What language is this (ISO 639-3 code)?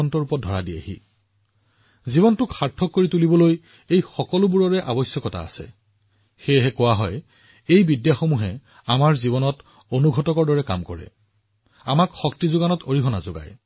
asm